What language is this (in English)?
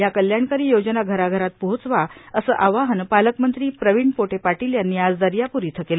Marathi